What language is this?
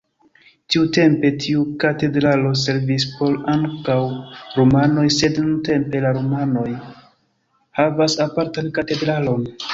Esperanto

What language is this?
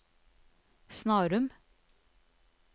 Norwegian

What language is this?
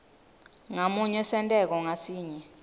Swati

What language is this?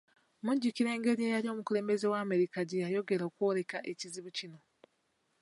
Ganda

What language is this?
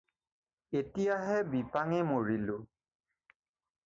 Assamese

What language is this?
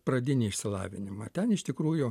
Lithuanian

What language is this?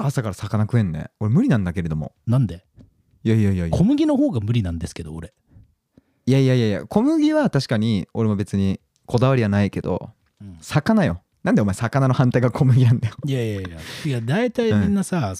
Japanese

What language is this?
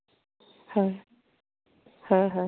Assamese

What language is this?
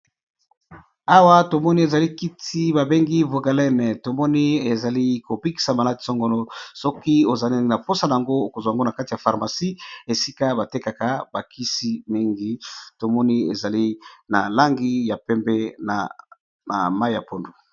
Lingala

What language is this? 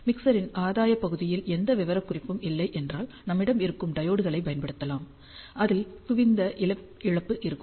Tamil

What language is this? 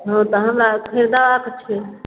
Maithili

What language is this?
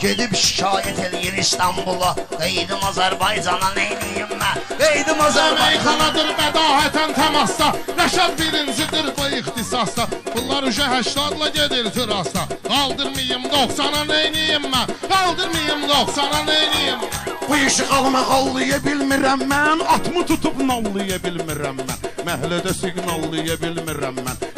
Dutch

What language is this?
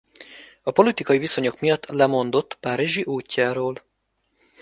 Hungarian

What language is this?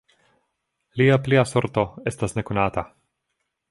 Esperanto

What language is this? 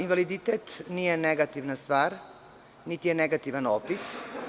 Serbian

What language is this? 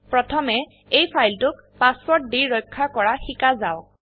Assamese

